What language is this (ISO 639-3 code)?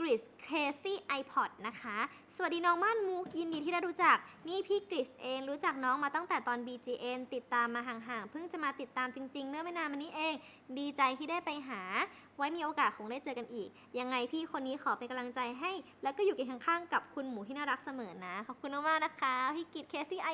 tha